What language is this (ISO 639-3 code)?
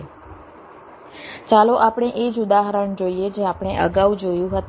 guj